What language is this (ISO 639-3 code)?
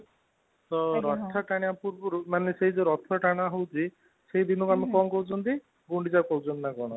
ori